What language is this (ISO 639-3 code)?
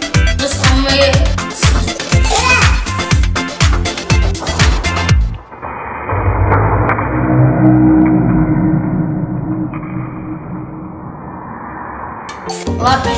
ind